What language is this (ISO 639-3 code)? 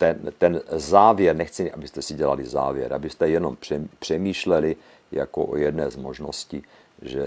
ces